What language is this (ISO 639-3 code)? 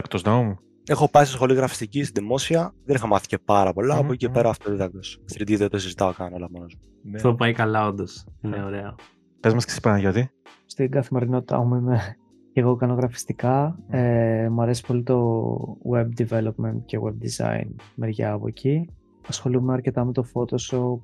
ell